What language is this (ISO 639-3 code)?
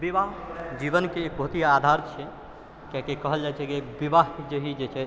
mai